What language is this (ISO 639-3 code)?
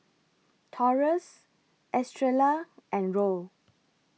eng